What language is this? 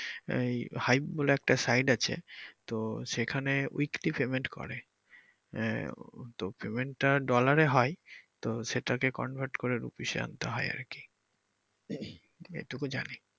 Bangla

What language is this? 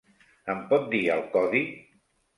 Catalan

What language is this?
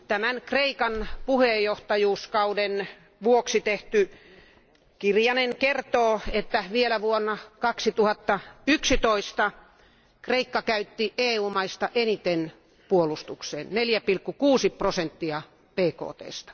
Finnish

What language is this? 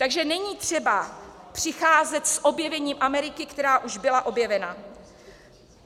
Czech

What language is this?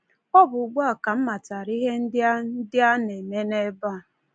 Igbo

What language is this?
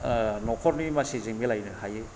Bodo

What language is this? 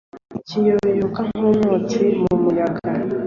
Kinyarwanda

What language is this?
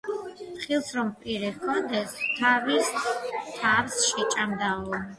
Georgian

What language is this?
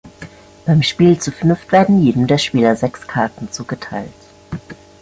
German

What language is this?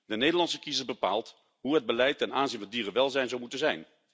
Dutch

